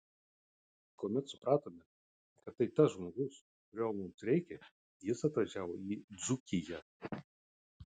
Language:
Lithuanian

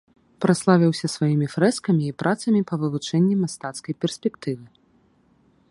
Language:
Belarusian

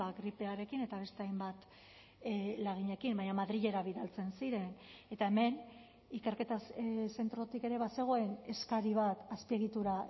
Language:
Basque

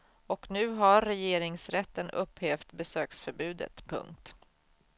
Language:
Swedish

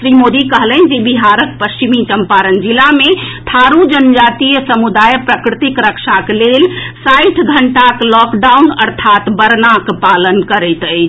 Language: Maithili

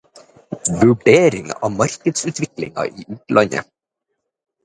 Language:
Norwegian Bokmål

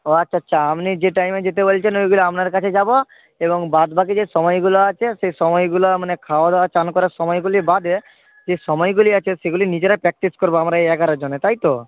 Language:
Bangla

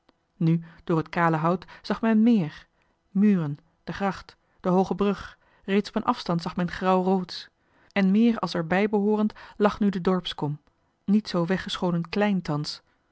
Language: Dutch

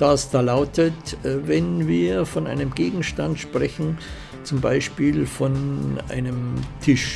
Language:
German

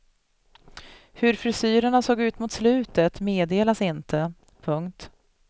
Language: Swedish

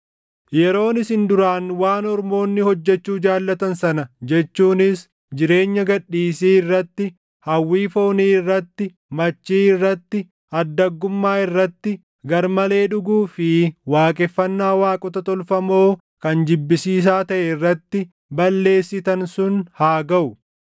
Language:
Oromo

